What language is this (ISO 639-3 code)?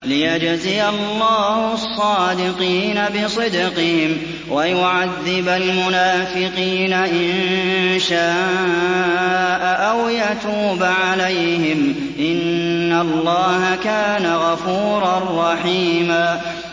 ara